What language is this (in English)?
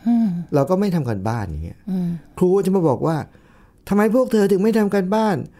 Thai